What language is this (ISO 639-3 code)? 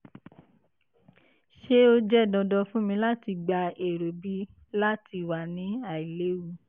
yor